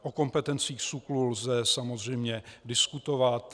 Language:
Czech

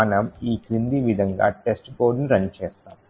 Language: Telugu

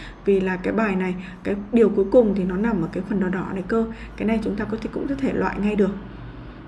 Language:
Vietnamese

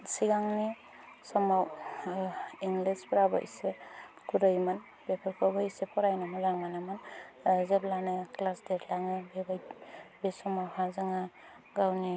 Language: Bodo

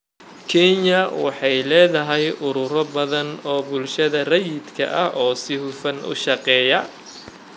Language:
Somali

